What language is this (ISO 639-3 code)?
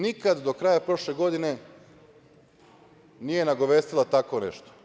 srp